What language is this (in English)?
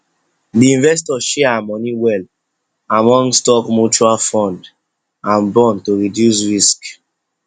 Nigerian Pidgin